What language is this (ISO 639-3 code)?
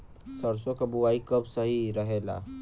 bho